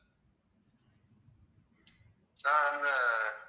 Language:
Tamil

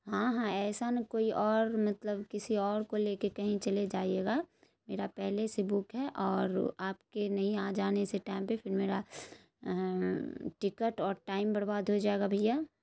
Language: Urdu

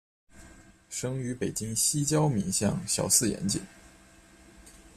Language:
Chinese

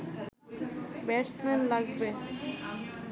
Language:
Bangla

